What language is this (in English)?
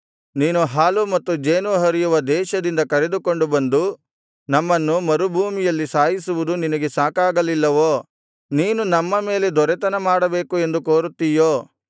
Kannada